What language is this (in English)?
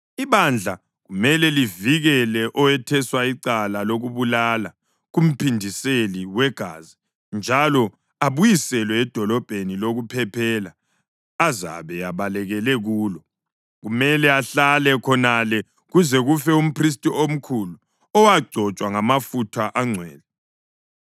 North Ndebele